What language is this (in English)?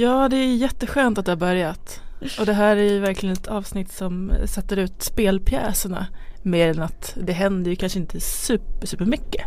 Swedish